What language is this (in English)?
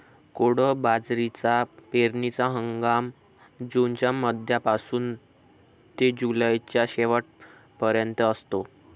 Marathi